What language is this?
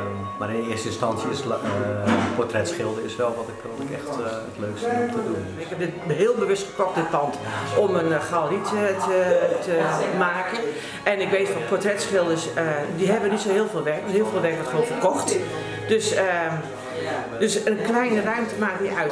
Dutch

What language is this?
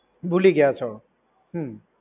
Gujarati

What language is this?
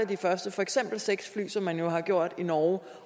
Danish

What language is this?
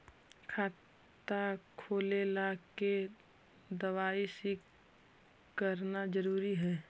Magahi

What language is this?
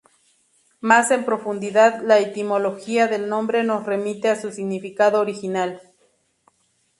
Spanish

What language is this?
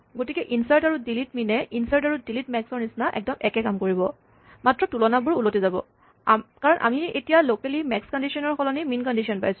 Assamese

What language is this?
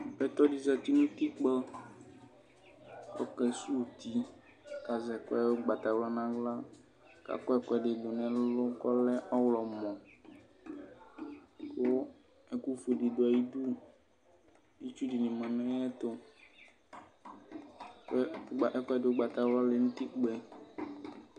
Ikposo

